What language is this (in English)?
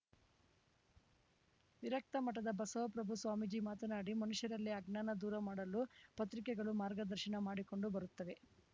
Kannada